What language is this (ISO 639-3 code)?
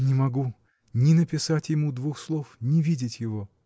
rus